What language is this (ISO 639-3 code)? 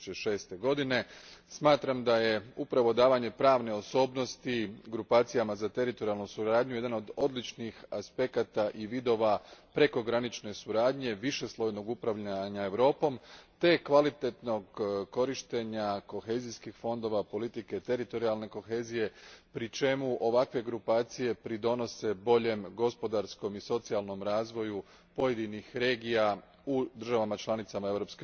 hrv